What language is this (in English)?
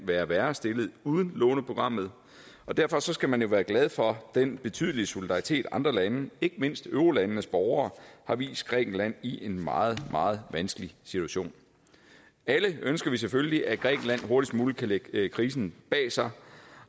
Danish